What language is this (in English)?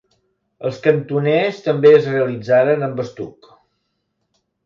Catalan